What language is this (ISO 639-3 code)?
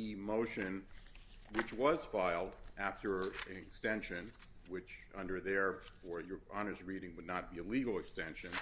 eng